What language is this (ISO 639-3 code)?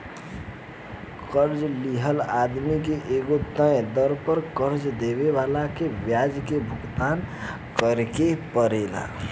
bho